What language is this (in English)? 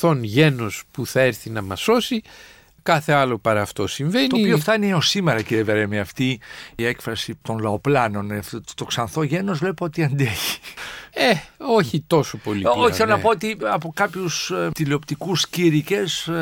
Greek